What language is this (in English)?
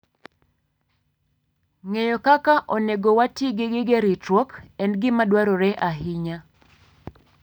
Luo (Kenya and Tanzania)